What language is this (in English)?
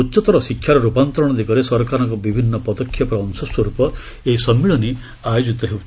Odia